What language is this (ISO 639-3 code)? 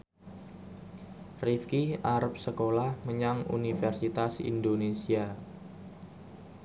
jav